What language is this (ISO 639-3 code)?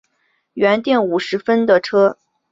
zho